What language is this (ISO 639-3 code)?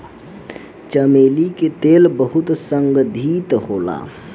bho